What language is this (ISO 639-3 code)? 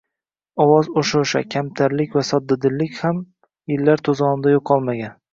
uzb